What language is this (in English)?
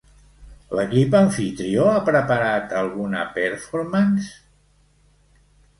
Catalan